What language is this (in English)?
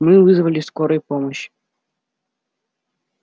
Russian